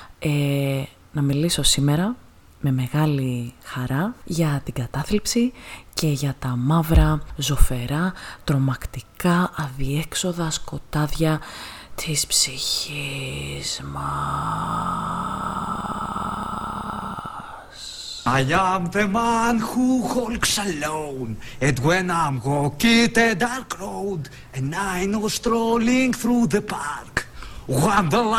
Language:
Greek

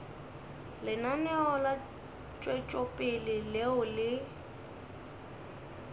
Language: Northern Sotho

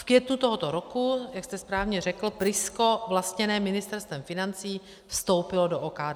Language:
Czech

